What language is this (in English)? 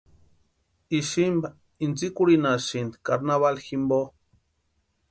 Western Highland Purepecha